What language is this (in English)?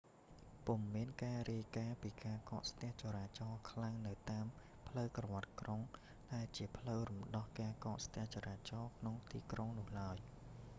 Khmer